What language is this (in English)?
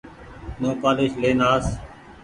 Goaria